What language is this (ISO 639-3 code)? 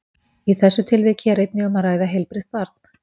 isl